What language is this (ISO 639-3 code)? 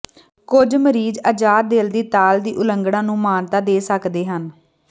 pan